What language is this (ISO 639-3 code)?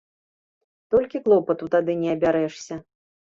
bel